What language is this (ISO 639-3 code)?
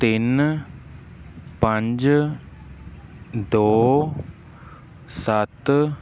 pan